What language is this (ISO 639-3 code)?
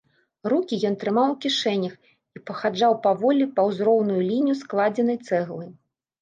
bel